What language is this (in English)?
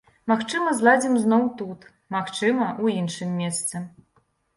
Belarusian